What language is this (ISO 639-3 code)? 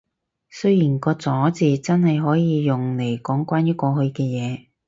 yue